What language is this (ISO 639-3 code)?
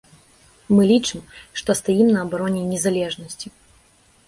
bel